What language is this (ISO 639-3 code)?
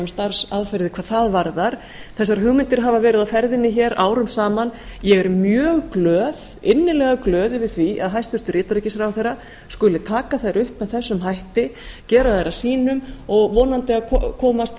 isl